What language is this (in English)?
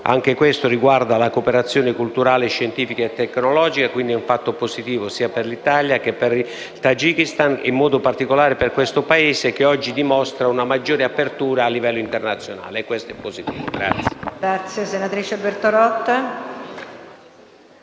Italian